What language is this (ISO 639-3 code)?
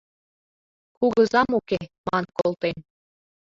chm